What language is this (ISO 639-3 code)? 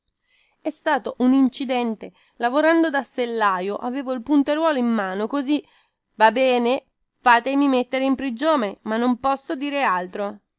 ita